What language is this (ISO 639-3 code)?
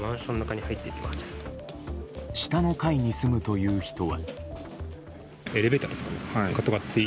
jpn